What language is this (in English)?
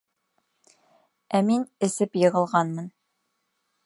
Bashkir